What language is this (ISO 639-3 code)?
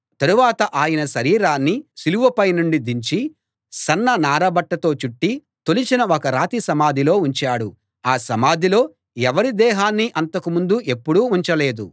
tel